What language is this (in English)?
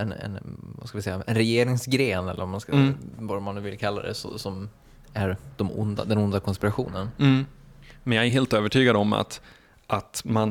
Swedish